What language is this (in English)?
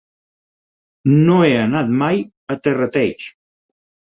Catalan